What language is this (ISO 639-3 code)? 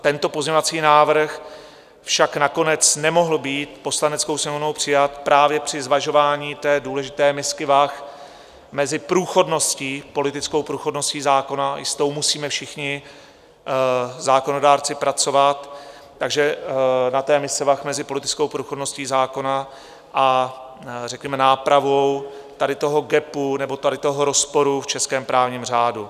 ces